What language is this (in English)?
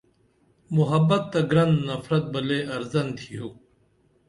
Dameli